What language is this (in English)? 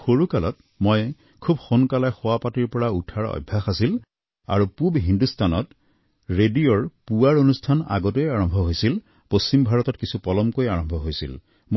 Assamese